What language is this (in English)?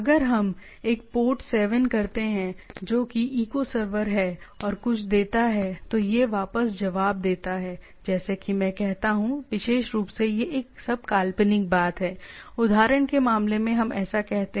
Hindi